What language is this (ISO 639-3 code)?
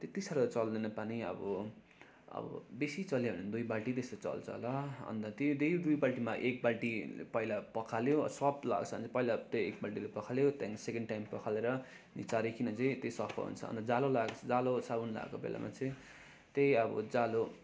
nep